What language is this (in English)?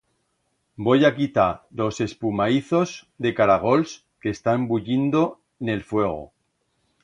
Aragonese